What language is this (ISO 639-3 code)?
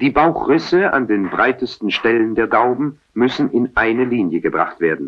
deu